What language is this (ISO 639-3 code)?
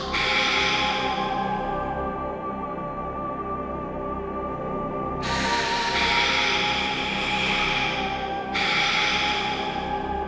ind